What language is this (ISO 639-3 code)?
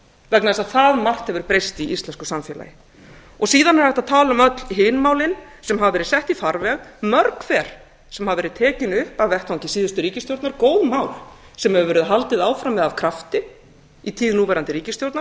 isl